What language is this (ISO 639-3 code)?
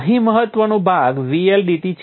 guj